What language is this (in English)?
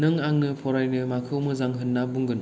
Bodo